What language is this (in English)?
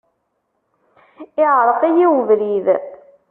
Kabyle